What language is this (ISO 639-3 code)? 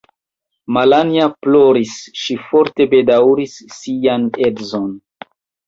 epo